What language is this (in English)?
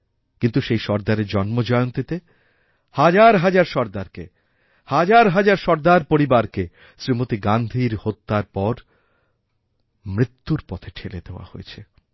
Bangla